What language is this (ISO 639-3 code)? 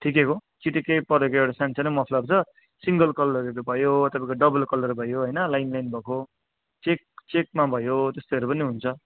nep